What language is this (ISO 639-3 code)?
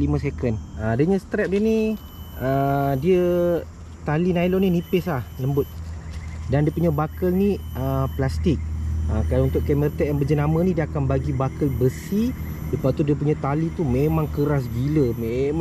msa